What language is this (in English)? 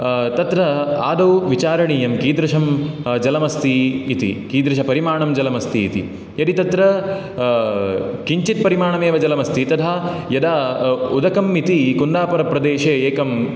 Sanskrit